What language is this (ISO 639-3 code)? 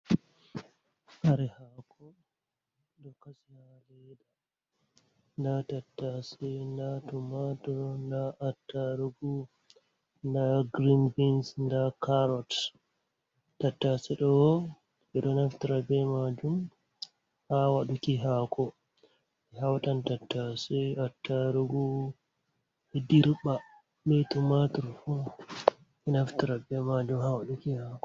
ful